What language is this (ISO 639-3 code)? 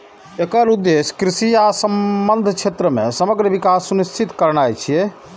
mai